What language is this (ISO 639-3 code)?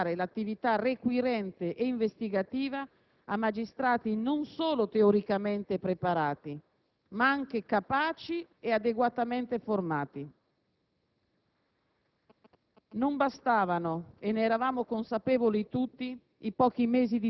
ita